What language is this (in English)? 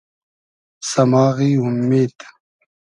Hazaragi